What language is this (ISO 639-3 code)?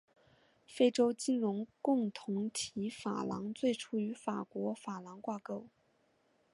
zho